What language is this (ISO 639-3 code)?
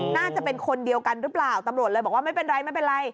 tha